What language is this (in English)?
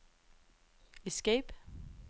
Danish